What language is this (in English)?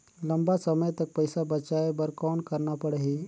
Chhattisgarhi